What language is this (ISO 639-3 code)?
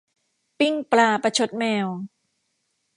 tha